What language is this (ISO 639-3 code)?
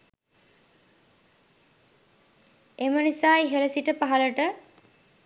sin